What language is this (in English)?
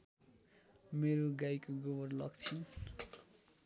Nepali